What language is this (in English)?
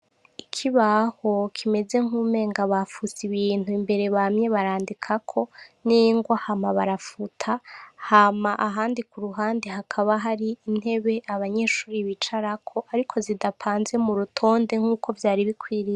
Rundi